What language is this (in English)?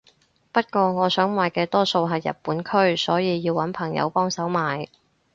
Cantonese